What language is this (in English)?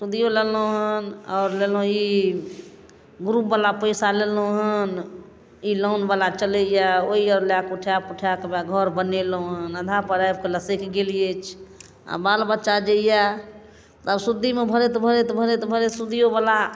Maithili